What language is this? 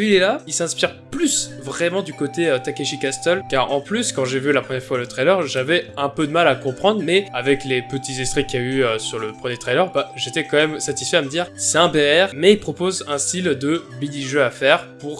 French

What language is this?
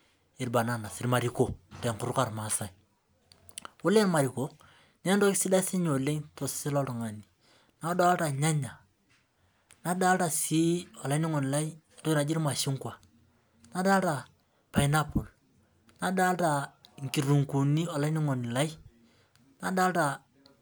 Masai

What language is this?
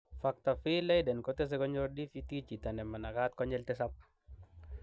Kalenjin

